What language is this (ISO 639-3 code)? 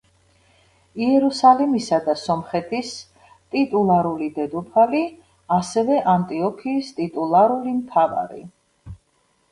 kat